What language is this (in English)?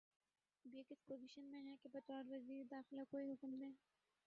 Urdu